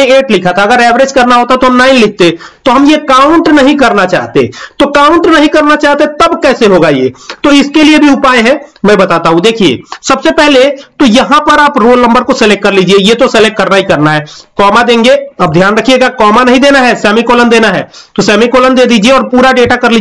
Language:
Hindi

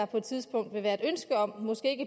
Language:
Danish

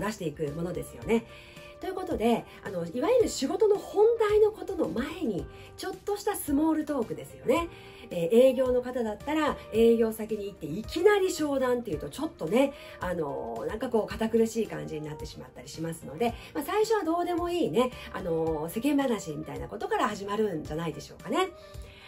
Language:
Japanese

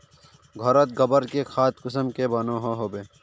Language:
Magahi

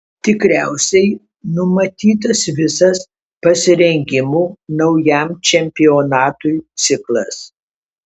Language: Lithuanian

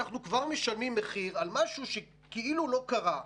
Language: Hebrew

